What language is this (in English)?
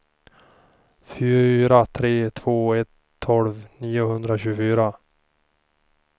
Swedish